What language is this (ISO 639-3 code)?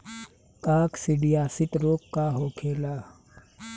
bho